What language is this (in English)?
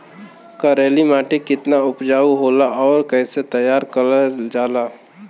Bhojpuri